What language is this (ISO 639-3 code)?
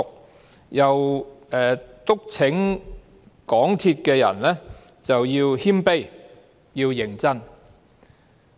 yue